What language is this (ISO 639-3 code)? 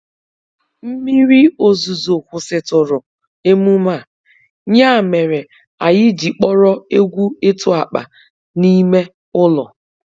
ibo